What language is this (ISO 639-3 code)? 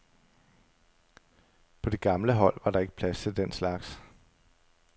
dan